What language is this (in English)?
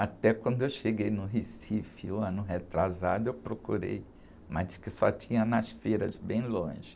Portuguese